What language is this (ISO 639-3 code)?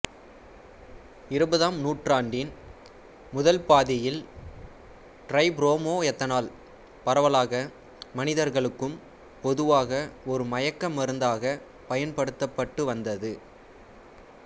tam